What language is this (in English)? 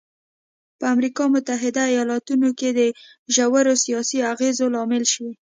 Pashto